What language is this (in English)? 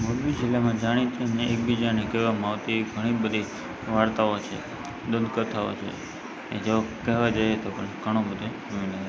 Gujarati